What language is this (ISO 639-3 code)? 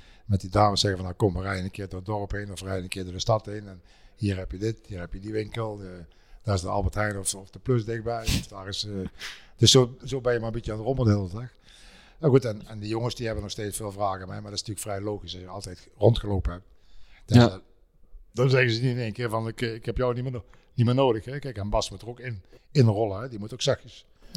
nld